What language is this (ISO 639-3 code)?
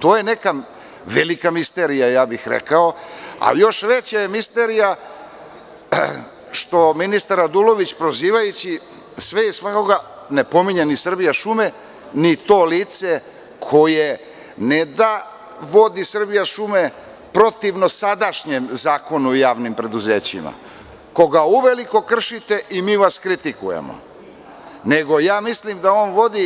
srp